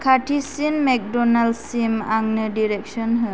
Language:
Bodo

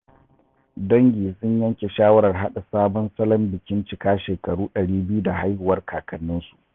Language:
Hausa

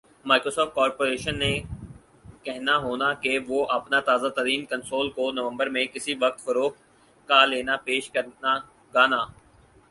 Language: Urdu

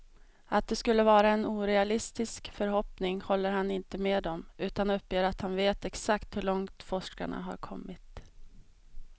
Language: Swedish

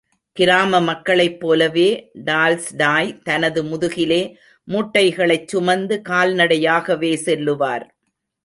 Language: Tamil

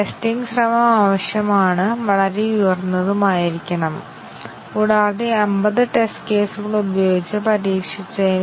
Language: Malayalam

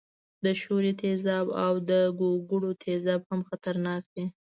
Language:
Pashto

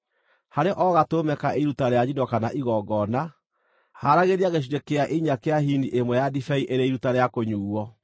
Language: Kikuyu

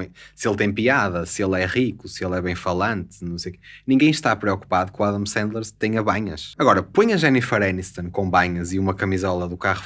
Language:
Portuguese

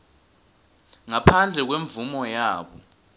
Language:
Swati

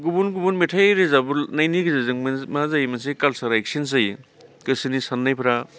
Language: Bodo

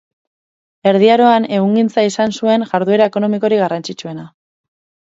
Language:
Basque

